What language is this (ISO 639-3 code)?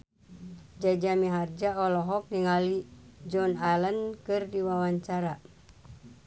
sun